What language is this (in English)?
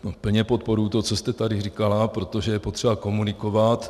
Czech